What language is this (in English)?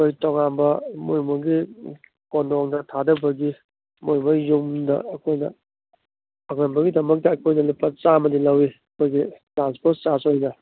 Manipuri